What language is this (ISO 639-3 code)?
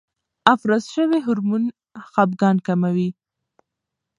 pus